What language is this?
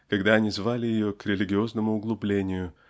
Russian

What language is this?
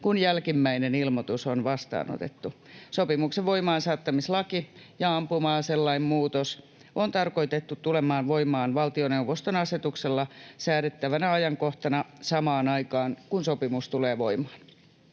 Finnish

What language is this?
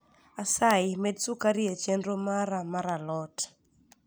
Luo (Kenya and Tanzania)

